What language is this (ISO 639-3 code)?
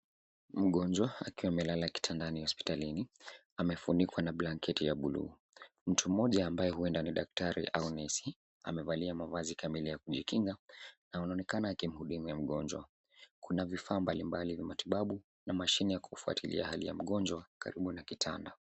swa